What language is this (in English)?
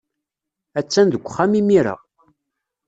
Kabyle